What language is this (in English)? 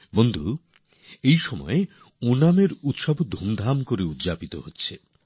Bangla